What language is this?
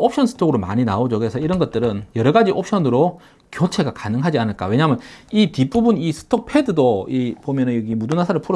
Korean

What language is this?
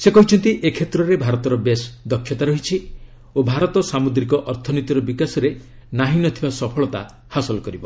Odia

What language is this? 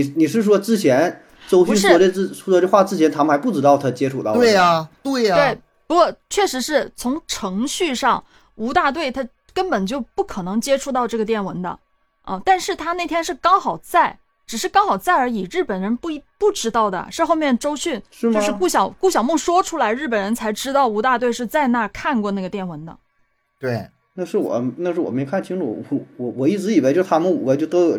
Chinese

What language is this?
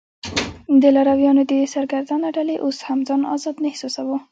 Pashto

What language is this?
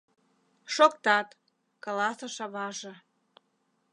Mari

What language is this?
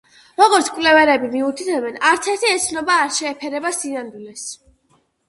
Georgian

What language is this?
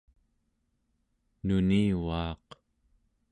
Central Yupik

